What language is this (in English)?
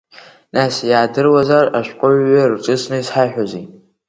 Abkhazian